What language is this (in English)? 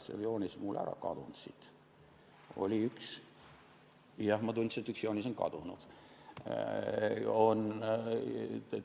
Estonian